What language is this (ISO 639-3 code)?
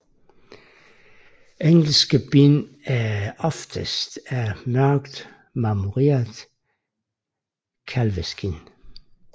dan